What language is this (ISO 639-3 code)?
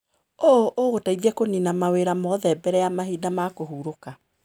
kik